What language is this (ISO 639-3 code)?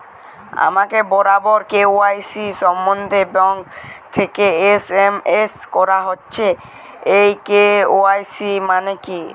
ben